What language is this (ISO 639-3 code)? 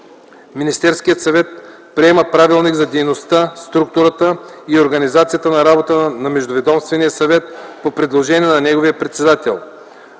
bul